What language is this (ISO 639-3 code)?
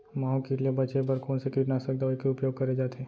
hne